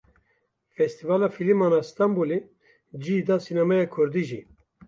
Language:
Kurdish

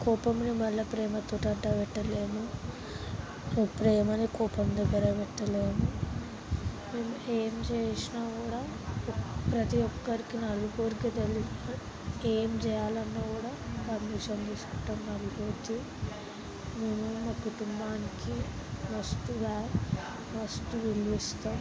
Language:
Telugu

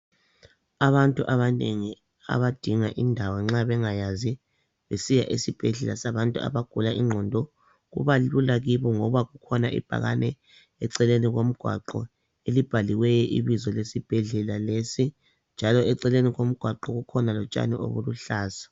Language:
North Ndebele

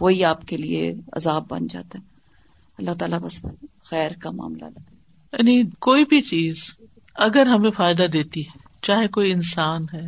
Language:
Urdu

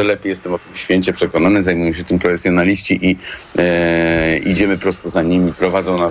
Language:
Polish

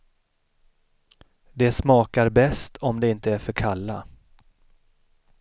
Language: Swedish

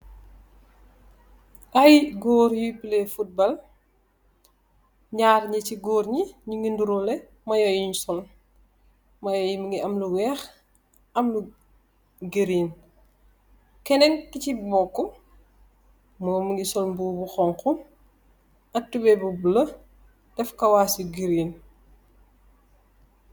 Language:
Wolof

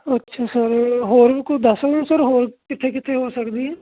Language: Punjabi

